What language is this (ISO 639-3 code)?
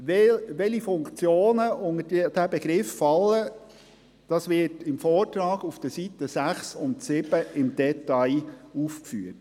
gsw